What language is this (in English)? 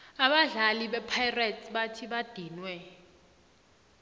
South Ndebele